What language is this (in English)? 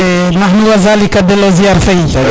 Serer